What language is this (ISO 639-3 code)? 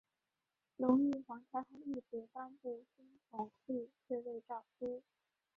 zho